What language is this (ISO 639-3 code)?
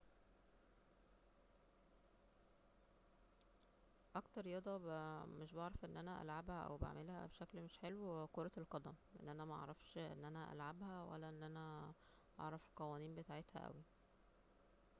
arz